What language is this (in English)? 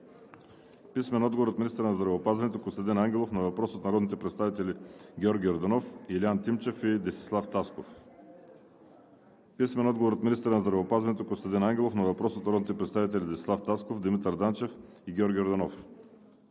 Bulgarian